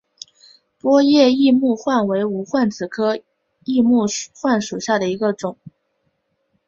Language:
Chinese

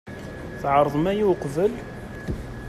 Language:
Kabyle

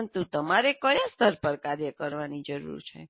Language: Gujarati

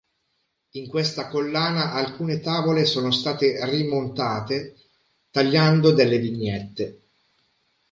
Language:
Italian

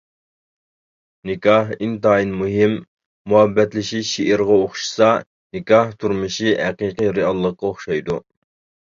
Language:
Uyghur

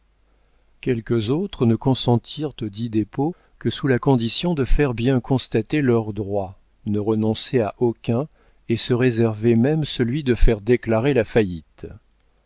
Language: French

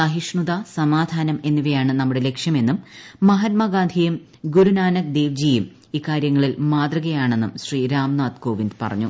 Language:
Malayalam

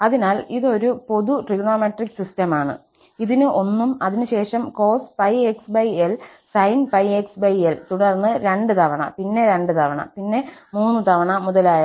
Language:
Malayalam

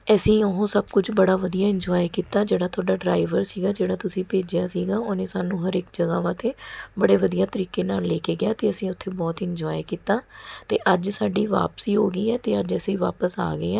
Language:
Punjabi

